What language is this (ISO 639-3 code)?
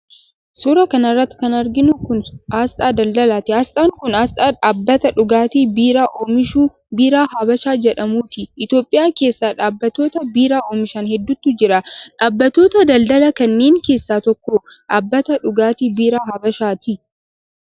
orm